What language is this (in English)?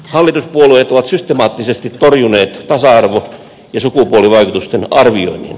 Finnish